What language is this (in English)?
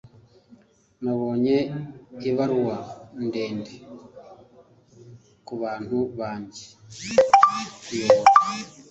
Kinyarwanda